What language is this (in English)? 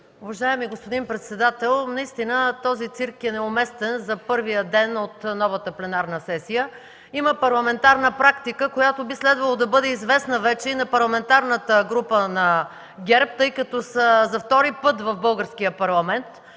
Bulgarian